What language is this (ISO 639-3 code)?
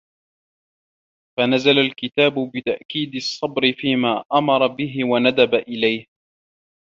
ara